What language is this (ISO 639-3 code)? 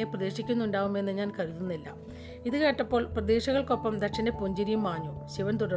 mal